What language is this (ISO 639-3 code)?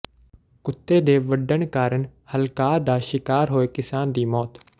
pan